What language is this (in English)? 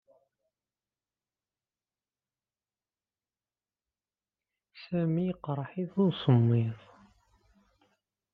Kabyle